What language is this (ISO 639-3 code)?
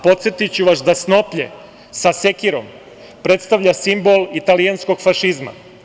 srp